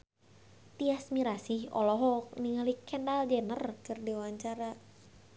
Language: Sundanese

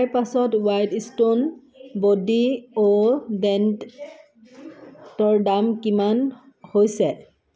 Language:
Assamese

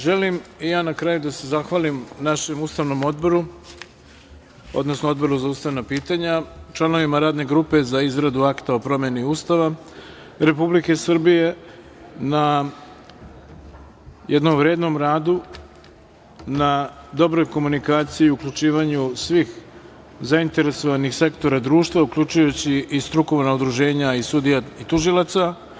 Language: Serbian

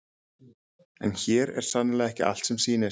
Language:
Icelandic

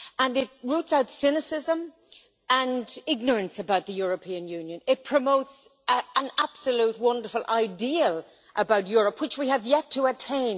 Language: English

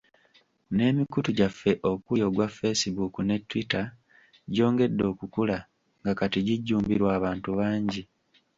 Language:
Ganda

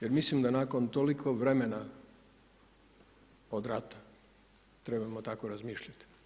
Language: Croatian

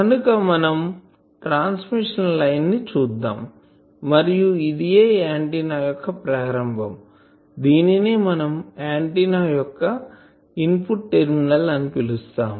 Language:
Telugu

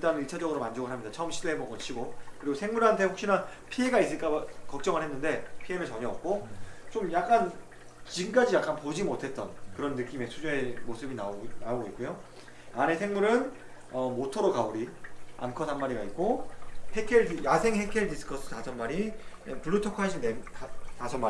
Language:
Korean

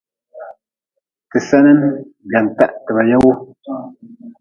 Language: Nawdm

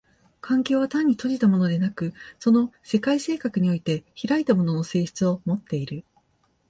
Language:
Japanese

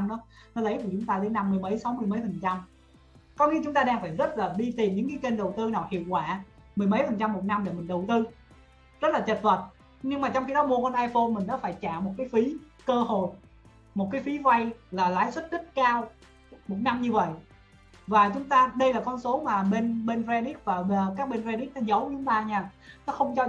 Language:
Vietnamese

